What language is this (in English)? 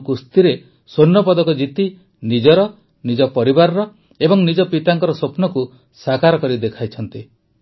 Odia